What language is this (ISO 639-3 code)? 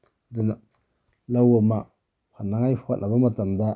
mni